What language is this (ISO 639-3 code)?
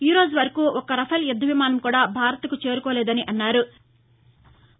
tel